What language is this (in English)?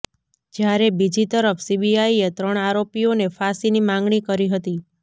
Gujarati